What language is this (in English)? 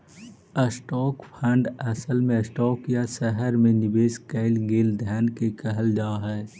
Magahi